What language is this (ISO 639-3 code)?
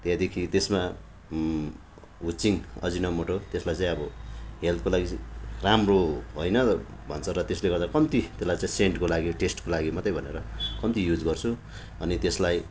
nep